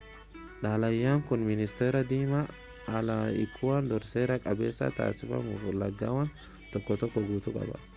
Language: Oromo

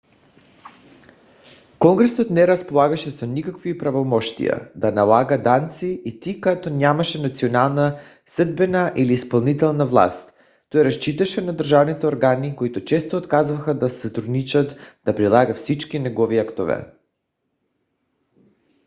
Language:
Bulgarian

